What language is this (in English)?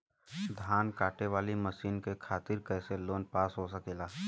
Bhojpuri